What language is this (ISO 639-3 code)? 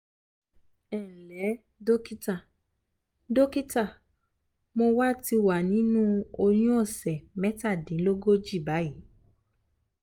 yor